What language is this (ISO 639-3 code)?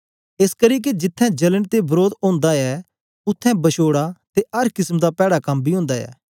doi